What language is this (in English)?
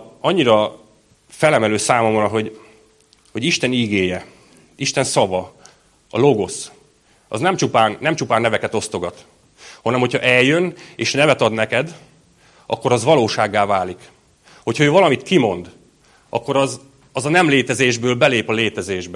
Hungarian